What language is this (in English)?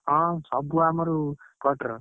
Odia